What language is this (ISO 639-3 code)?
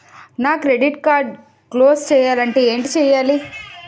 tel